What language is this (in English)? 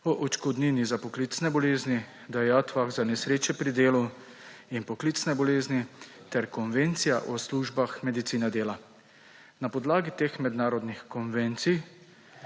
Slovenian